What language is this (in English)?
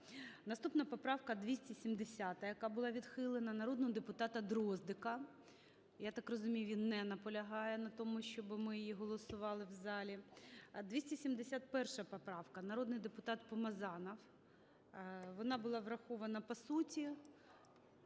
Ukrainian